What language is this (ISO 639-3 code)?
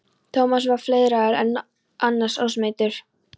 isl